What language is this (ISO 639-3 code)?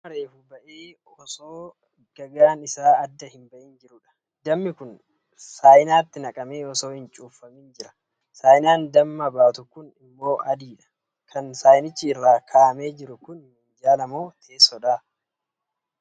orm